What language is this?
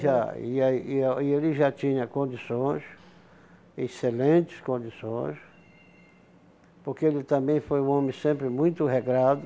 Portuguese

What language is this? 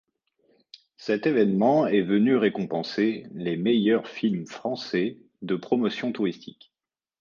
French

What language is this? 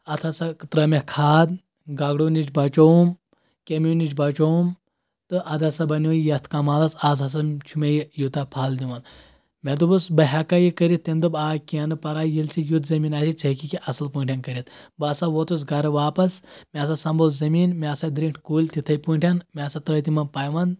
Kashmiri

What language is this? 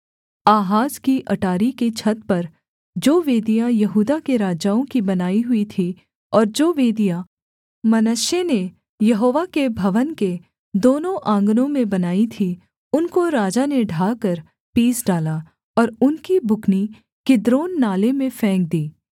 Hindi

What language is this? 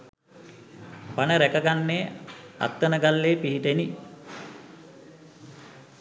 Sinhala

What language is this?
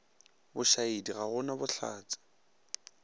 Northern Sotho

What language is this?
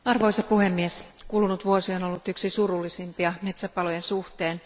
Finnish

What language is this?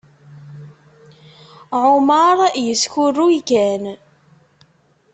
Kabyle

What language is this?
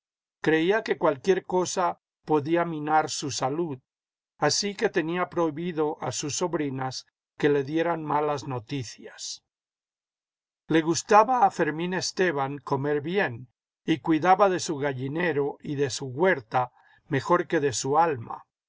Spanish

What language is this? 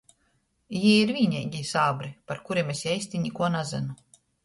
Latgalian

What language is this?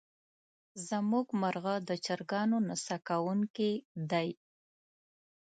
Pashto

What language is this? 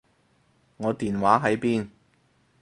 Cantonese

